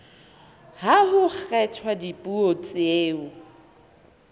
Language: Southern Sotho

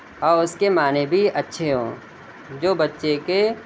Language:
Urdu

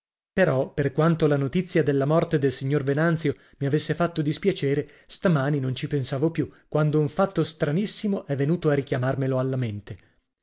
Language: Italian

